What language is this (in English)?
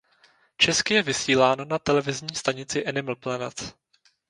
Czech